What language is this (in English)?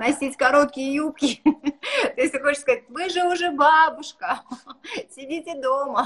Russian